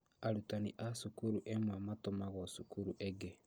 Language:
Kikuyu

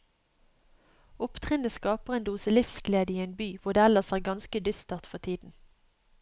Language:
Norwegian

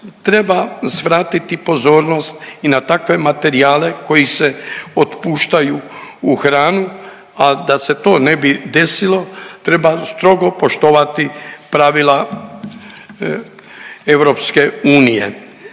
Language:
Croatian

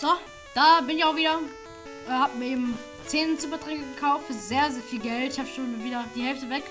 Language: German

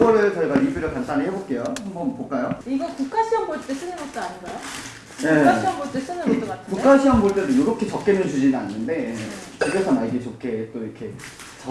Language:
Korean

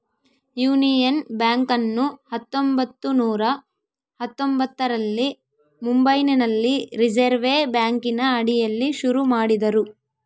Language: Kannada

